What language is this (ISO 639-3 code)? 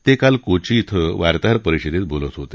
mar